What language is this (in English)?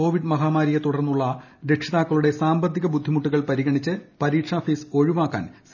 Malayalam